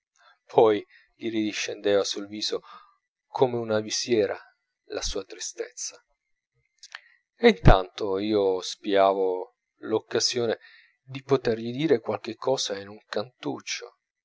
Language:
Italian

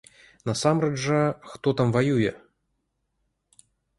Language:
Belarusian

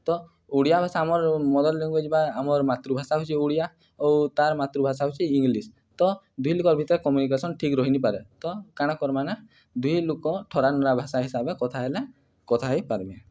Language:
Odia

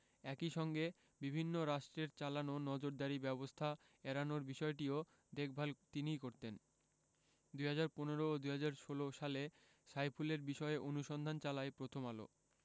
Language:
Bangla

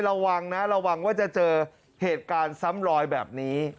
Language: Thai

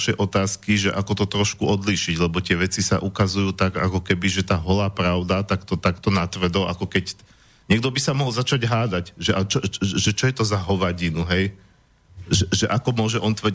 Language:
Slovak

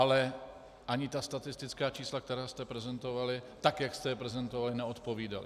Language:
Czech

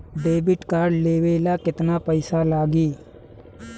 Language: Bhojpuri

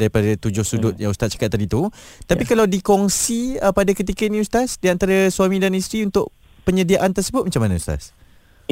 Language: Malay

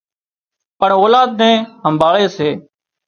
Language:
Wadiyara Koli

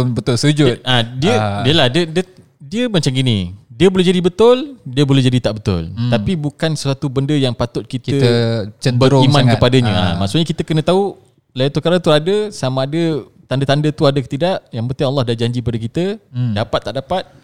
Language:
Malay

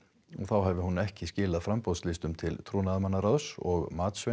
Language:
Icelandic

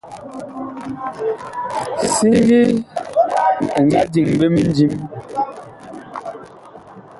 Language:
Bakoko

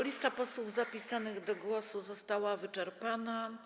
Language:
Polish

